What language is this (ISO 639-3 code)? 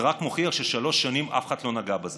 heb